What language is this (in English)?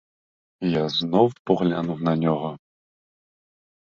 Ukrainian